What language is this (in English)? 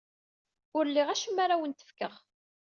Kabyle